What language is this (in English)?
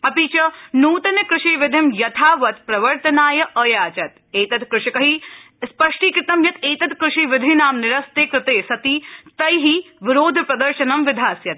Sanskrit